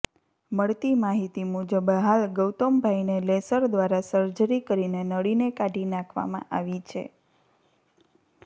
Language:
Gujarati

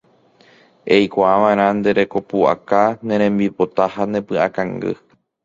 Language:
Guarani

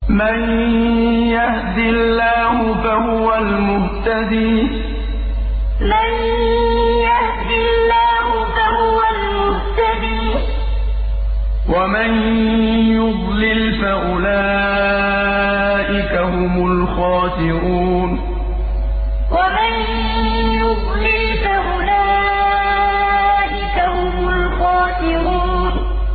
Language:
Arabic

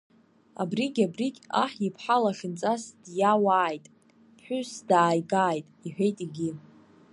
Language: Abkhazian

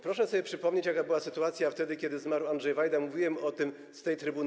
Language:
Polish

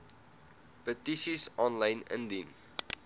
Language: Afrikaans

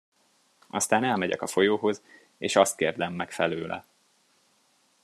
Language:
Hungarian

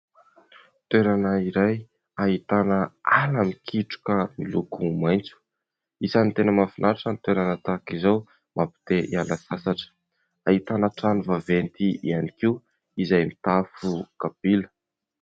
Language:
Malagasy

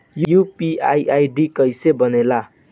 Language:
Bhojpuri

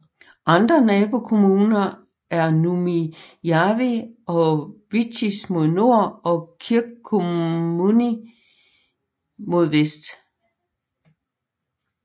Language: Danish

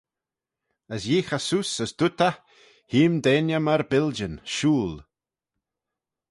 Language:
Manx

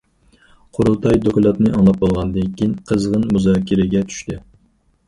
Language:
Uyghur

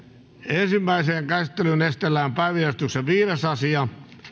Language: Finnish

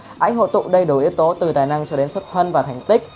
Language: Vietnamese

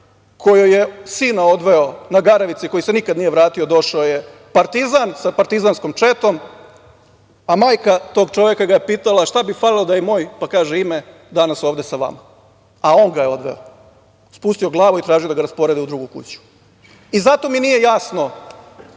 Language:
Serbian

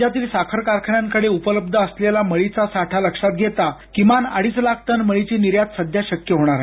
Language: Marathi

